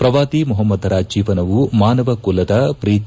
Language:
Kannada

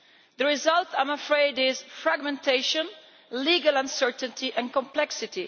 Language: English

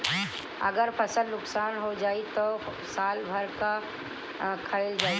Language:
Bhojpuri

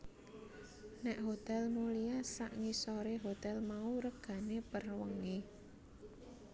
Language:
Javanese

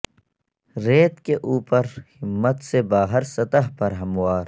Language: Urdu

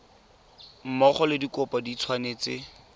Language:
Tswana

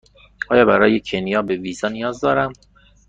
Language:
Persian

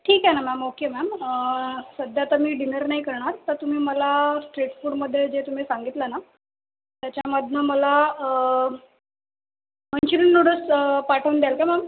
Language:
Marathi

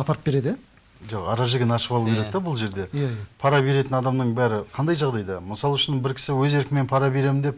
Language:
Turkish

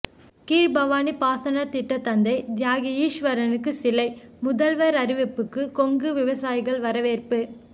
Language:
Tamil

